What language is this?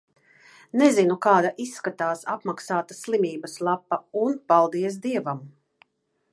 Latvian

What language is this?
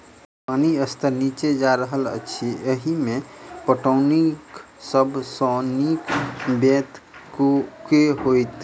Maithili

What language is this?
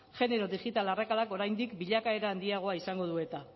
Basque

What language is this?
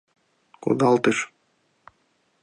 Mari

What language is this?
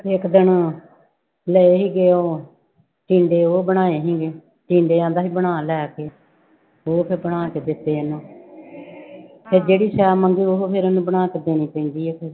Punjabi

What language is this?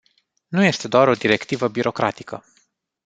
Romanian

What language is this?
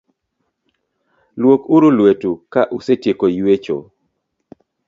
Luo (Kenya and Tanzania)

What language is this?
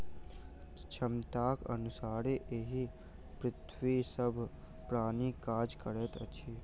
Maithili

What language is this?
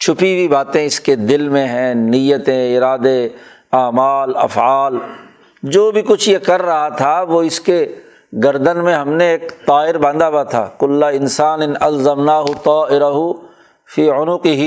Urdu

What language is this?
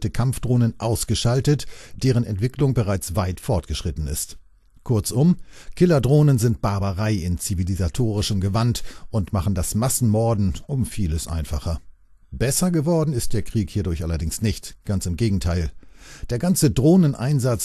German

